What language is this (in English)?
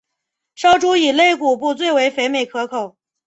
Chinese